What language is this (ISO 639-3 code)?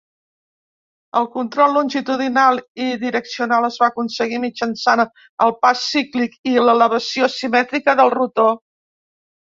cat